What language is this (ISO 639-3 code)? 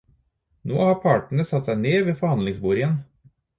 nob